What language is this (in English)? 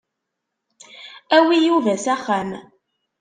Kabyle